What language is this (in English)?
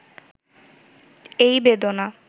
Bangla